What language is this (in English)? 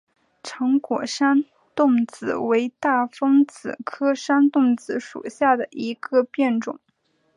Chinese